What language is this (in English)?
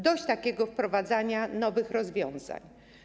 Polish